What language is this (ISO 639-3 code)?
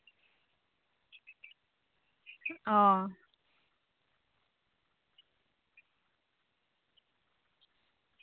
sat